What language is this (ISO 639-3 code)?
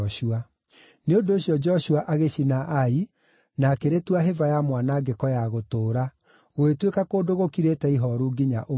kik